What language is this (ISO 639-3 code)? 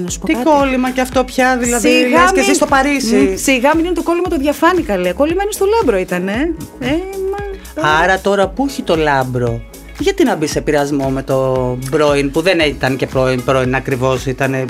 ell